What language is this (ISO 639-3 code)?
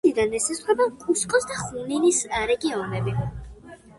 kat